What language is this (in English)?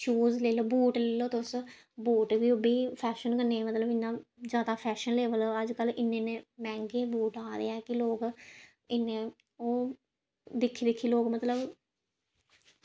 Dogri